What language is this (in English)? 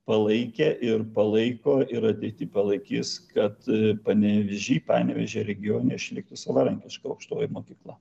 Lithuanian